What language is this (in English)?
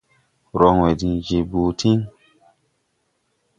Tupuri